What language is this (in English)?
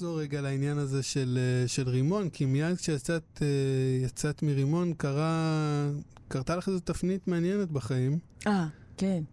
Hebrew